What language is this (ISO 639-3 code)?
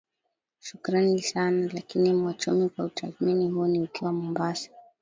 swa